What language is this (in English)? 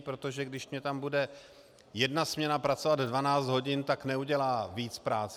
Czech